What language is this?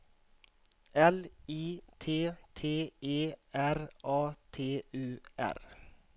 Swedish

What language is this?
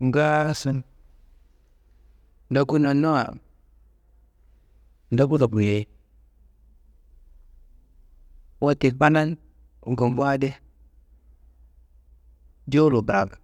Kanembu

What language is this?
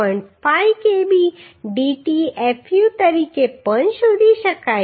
Gujarati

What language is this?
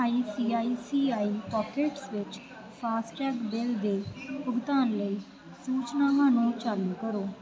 Punjabi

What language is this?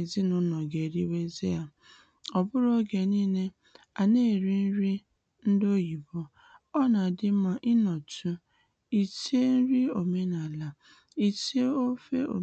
Igbo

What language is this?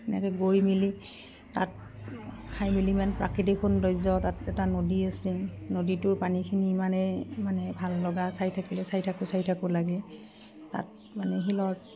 Assamese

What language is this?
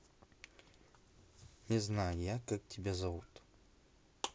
Russian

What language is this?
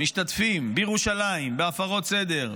Hebrew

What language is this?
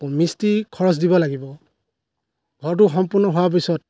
Assamese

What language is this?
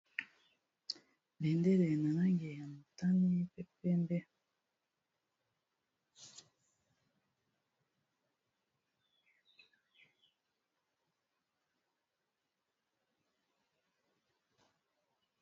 Lingala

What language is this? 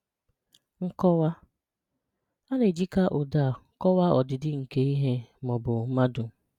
Igbo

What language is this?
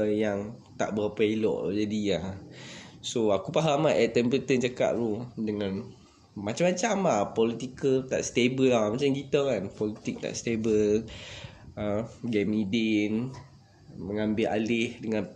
Malay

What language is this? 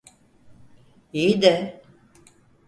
Turkish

